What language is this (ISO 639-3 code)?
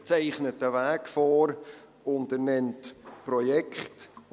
gsw